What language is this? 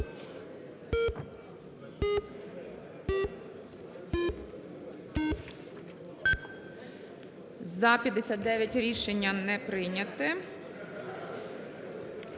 Ukrainian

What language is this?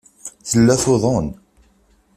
Kabyle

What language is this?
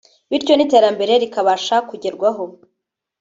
Kinyarwanda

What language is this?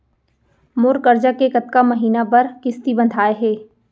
Chhattisgarhi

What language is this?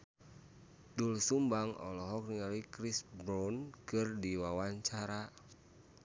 Sundanese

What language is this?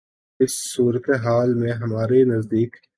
Urdu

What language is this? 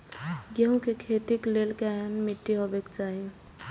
Maithili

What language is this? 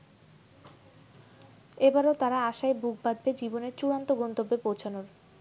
Bangla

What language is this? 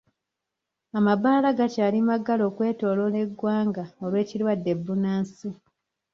Ganda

